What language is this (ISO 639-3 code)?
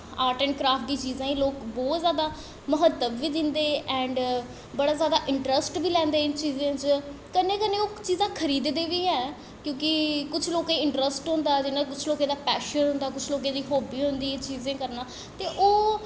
doi